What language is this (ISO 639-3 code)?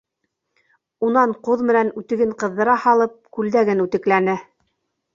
bak